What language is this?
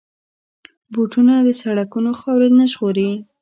Pashto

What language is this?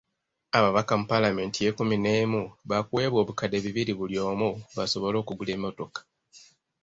Ganda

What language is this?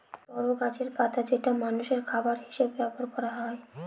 Bangla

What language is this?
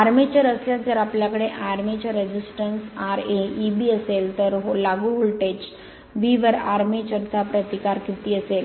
Marathi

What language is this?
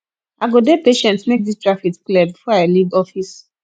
Nigerian Pidgin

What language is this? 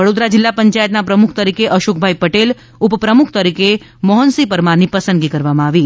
Gujarati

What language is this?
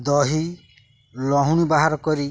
Odia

